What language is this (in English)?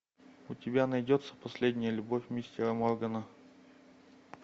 Russian